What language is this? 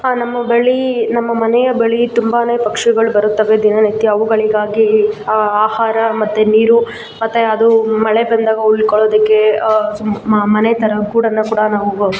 Kannada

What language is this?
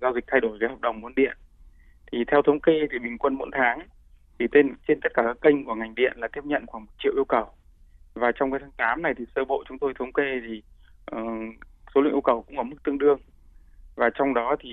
Vietnamese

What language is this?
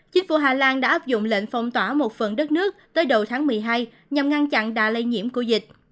Vietnamese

